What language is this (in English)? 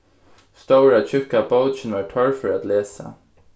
Faroese